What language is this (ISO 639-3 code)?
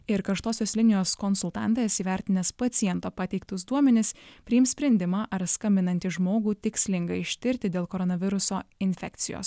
lit